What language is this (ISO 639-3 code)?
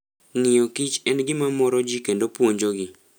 luo